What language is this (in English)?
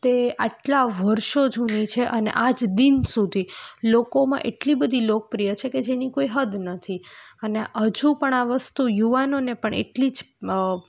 Gujarati